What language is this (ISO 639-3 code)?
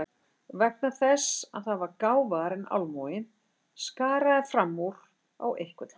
isl